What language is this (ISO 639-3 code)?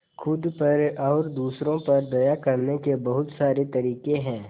hin